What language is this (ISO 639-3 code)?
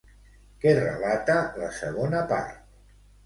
cat